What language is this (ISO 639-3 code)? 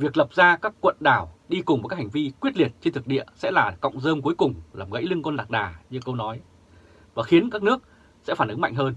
vie